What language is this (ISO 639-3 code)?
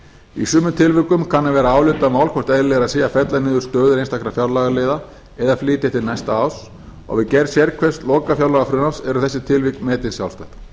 isl